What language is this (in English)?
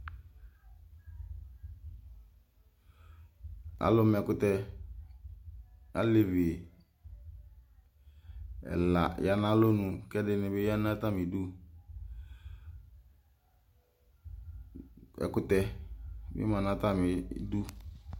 Ikposo